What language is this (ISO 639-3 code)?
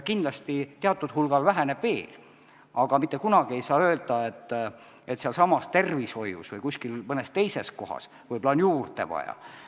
est